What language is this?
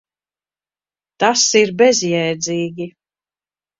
Latvian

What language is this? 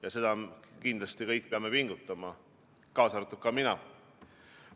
Estonian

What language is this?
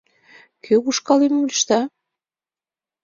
Mari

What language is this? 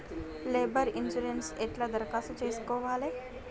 Telugu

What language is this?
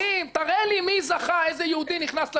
Hebrew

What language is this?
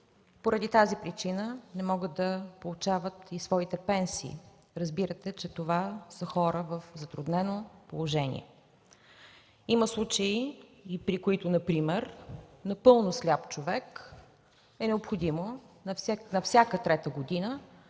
Bulgarian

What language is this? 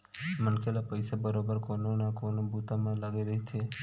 Chhattisgarhi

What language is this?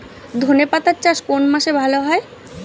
Bangla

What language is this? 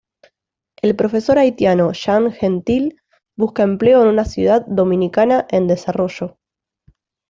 Spanish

